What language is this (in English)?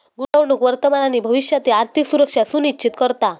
Marathi